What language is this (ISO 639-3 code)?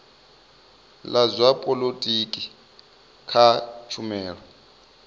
ven